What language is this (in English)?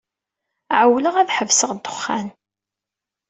Kabyle